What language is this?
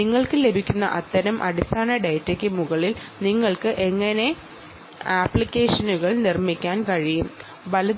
Malayalam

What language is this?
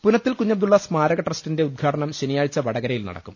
Malayalam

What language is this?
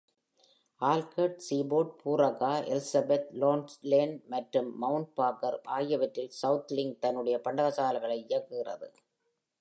Tamil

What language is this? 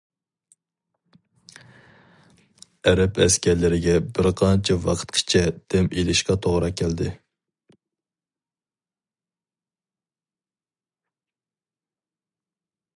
Uyghur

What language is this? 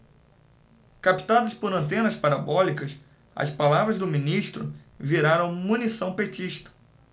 Portuguese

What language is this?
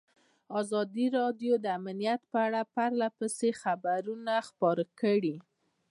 Pashto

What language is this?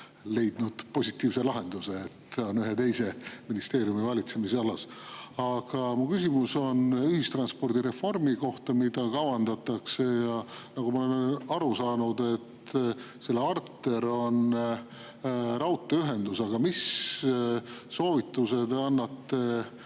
Estonian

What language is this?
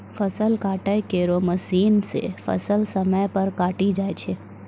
Maithili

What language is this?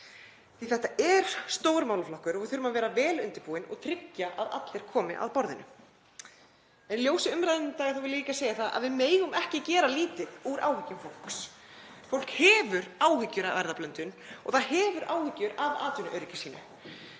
Icelandic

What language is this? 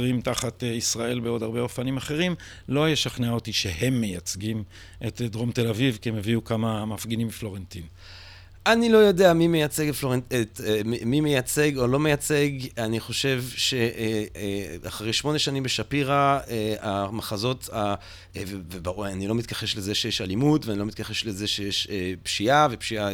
Hebrew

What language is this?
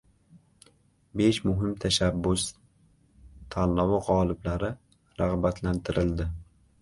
Uzbek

